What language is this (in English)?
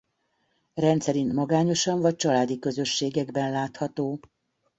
Hungarian